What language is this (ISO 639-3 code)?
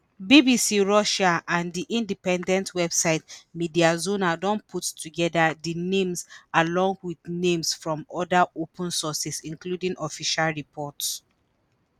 pcm